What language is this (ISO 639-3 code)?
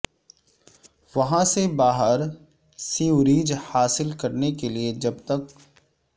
urd